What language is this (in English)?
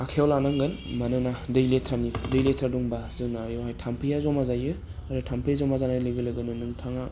Bodo